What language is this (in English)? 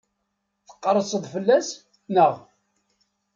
Kabyle